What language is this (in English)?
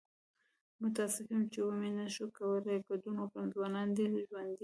Pashto